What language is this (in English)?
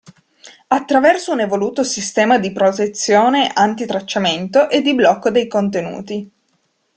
Italian